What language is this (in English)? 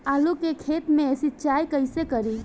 Bhojpuri